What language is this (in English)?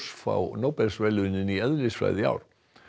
Icelandic